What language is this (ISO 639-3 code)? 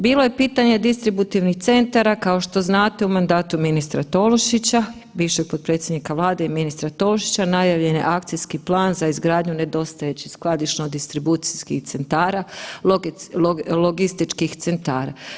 hrv